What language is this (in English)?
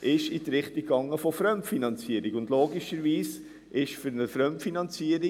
Swiss German